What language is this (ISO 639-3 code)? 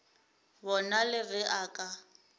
nso